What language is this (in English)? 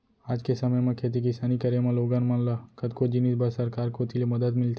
Chhattisgarhi